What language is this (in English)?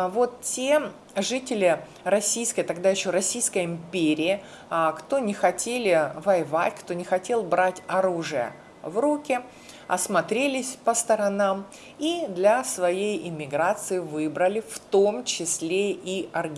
Russian